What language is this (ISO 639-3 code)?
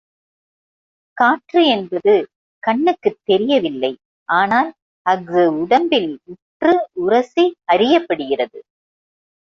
tam